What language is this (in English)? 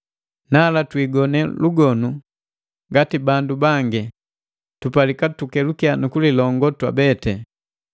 Matengo